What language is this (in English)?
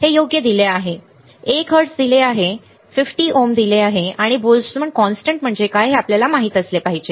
Marathi